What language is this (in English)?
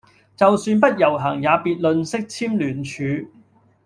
Cantonese